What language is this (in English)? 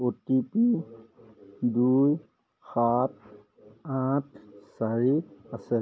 Assamese